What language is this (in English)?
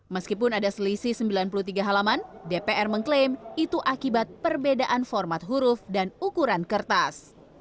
Indonesian